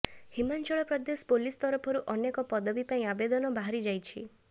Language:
Odia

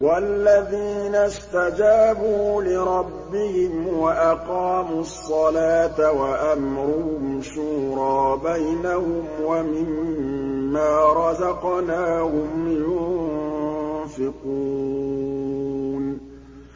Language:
Arabic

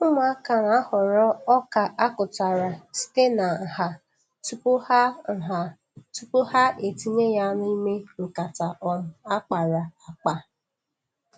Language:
Igbo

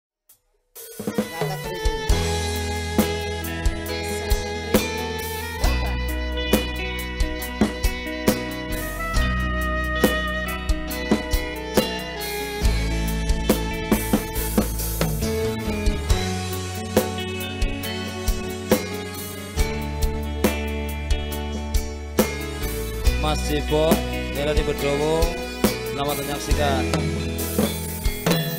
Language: Indonesian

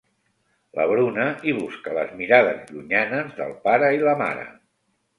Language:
Catalan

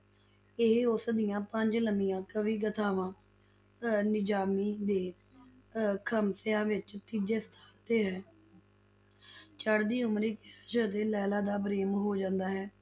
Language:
Punjabi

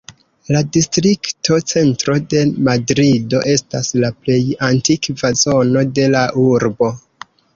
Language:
Esperanto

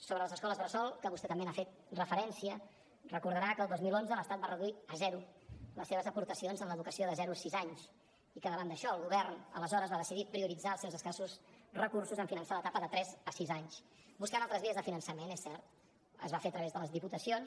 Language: Catalan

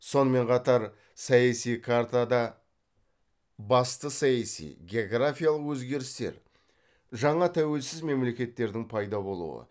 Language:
Kazakh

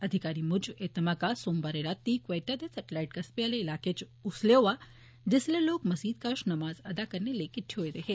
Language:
Dogri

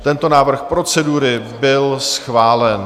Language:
Czech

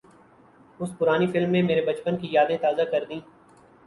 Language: Urdu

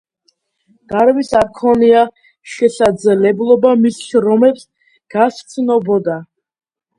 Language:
Georgian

